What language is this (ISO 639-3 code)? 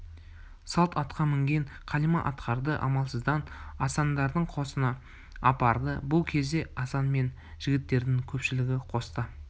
kaz